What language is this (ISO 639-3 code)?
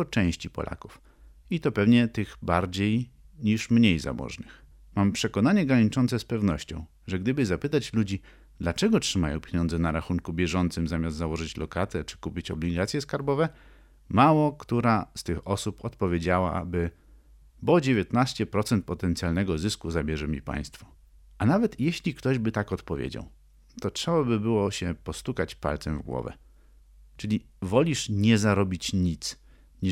pol